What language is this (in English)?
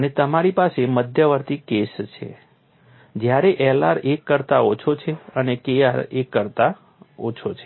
Gujarati